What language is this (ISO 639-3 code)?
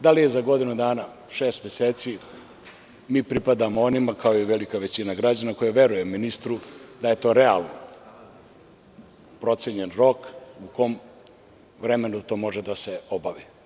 srp